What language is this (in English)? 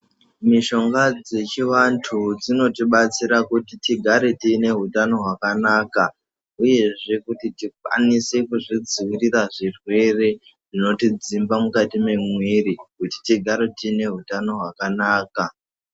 Ndau